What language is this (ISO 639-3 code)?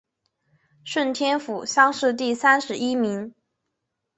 zho